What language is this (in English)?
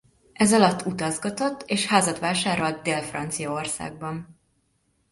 Hungarian